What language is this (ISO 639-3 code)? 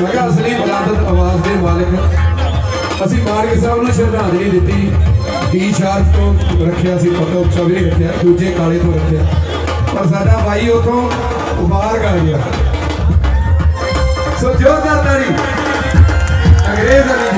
pan